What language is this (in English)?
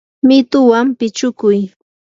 Yanahuanca Pasco Quechua